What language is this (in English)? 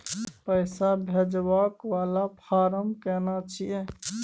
Maithili